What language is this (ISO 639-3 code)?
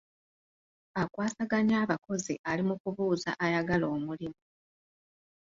lug